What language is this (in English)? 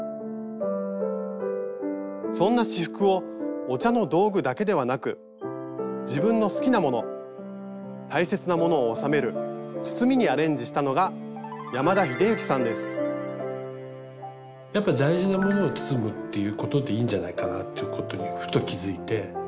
Japanese